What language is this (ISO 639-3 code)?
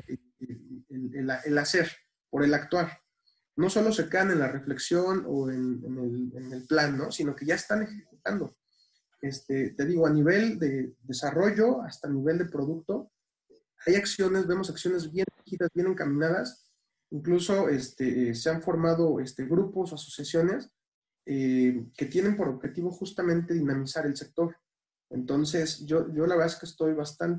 spa